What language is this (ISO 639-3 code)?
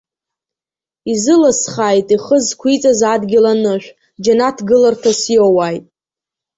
abk